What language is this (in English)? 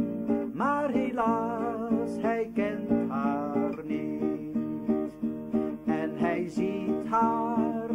Dutch